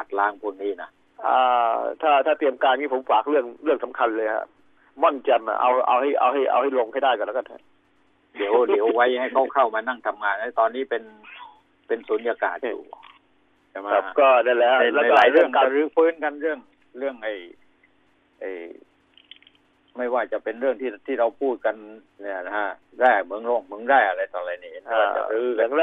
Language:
Thai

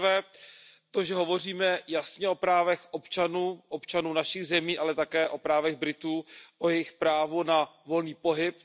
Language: Czech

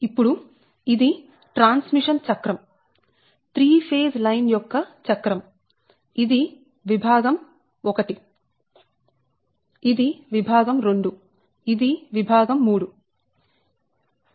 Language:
Telugu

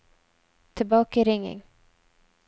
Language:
Norwegian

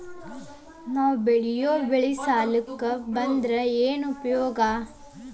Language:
Kannada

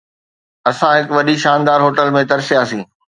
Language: Sindhi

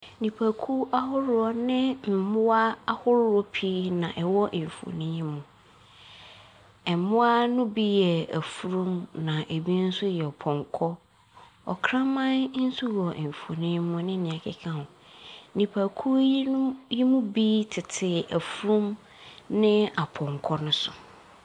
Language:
Akan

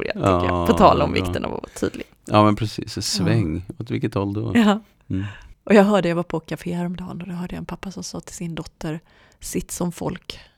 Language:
Swedish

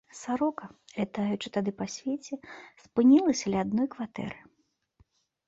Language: Belarusian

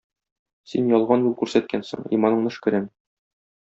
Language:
Tatar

